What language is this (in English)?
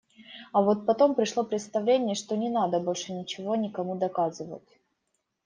Russian